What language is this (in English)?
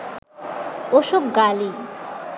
Bangla